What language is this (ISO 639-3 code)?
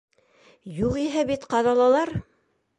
bak